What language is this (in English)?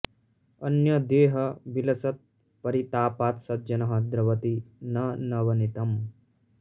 Sanskrit